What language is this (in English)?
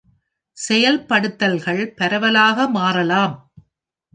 Tamil